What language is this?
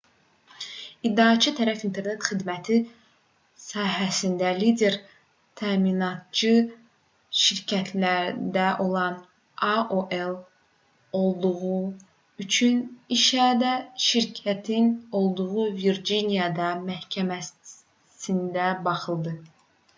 Azerbaijani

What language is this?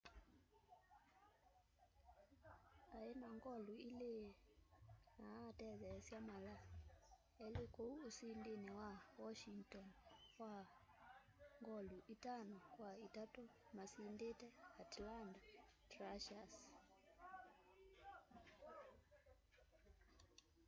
Kamba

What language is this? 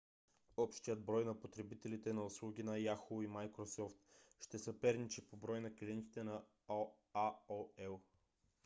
Bulgarian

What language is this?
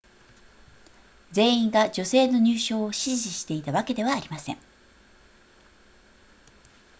Japanese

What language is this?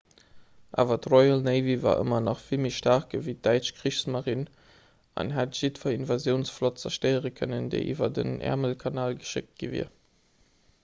Luxembourgish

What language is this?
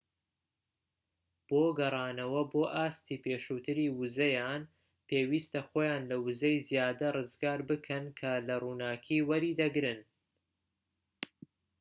Central Kurdish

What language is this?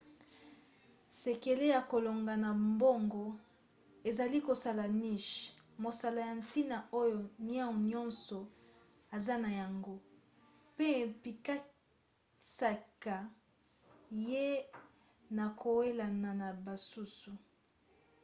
Lingala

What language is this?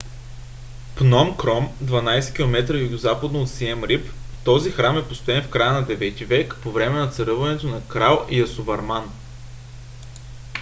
Bulgarian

